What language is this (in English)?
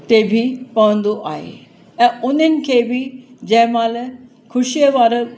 Sindhi